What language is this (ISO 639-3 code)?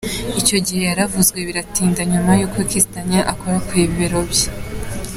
kin